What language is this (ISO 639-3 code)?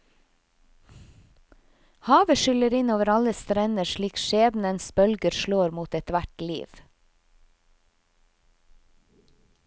nor